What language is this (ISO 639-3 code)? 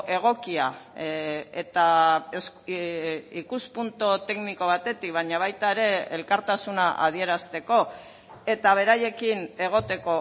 eus